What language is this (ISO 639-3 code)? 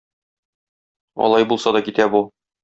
tat